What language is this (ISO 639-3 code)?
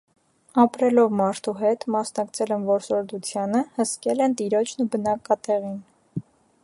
hye